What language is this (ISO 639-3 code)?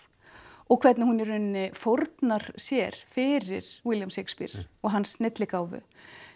isl